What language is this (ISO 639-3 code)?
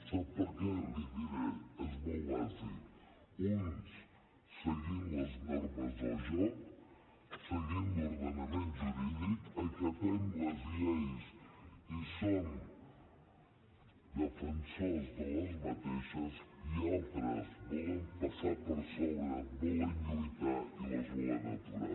cat